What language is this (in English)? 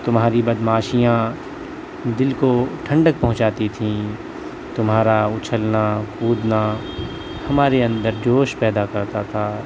Urdu